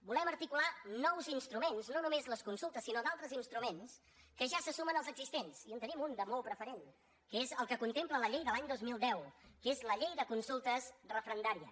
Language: Catalan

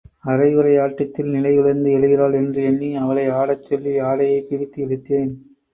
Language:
Tamil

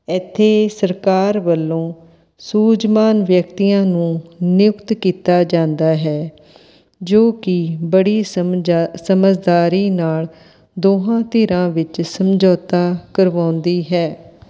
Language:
Punjabi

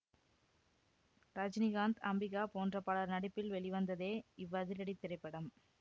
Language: Tamil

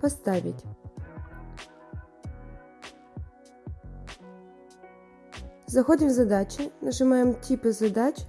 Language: Russian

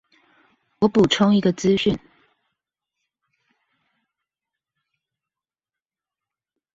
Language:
Chinese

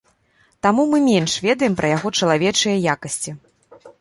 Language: Belarusian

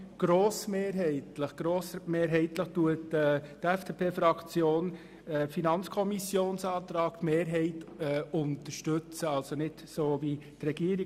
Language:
Swiss German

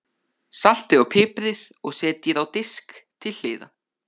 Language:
Icelandic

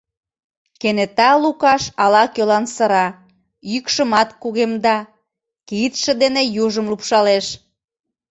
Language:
Mari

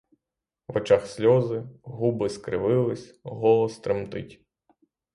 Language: Ukrainian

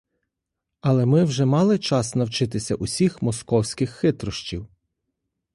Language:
Ukrainian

